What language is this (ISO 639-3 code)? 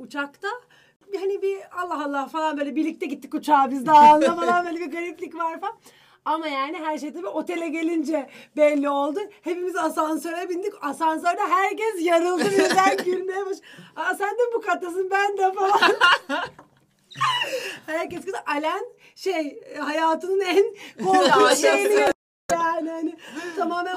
tur